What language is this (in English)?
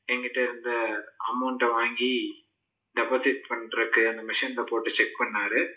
Tamil